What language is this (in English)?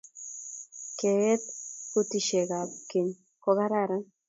Kalenjin